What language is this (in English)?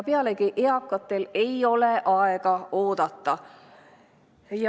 Estonian